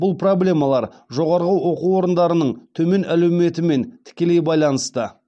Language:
Kazakh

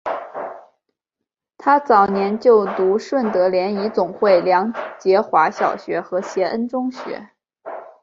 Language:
Chinese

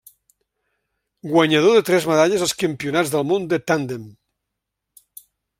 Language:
Catalan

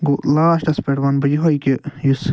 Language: Kashmiri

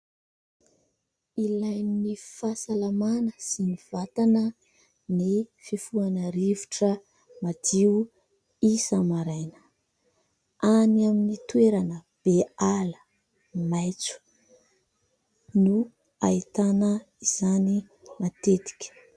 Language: Malagasy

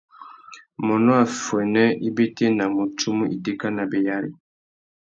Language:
Tuki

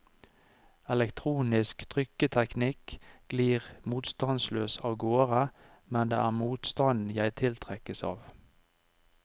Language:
Norwegian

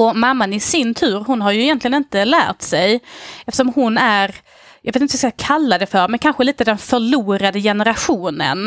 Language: Swedish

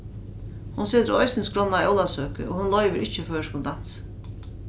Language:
Faroese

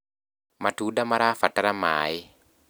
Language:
Kikuyu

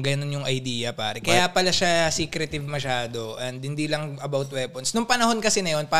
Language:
Filipino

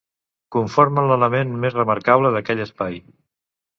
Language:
Catalan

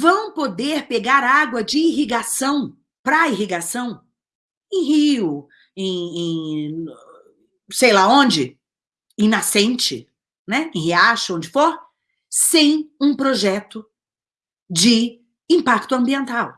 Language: Portuguese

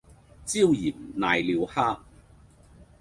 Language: Cantonese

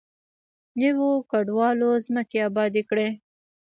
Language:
Pashto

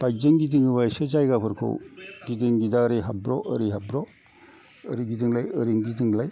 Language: Bodo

